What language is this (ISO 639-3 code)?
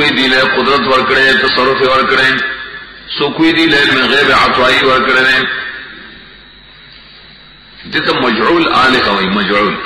ron